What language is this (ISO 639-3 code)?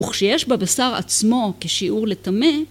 heb